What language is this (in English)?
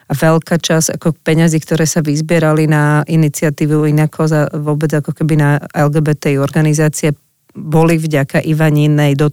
Slovak